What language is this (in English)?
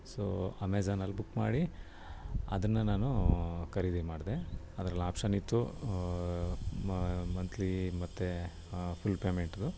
Kannada